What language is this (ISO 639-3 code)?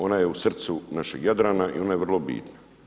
hrv